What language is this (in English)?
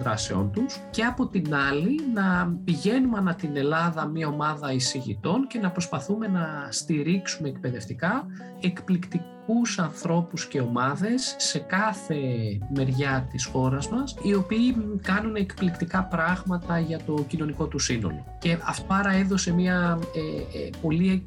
Greek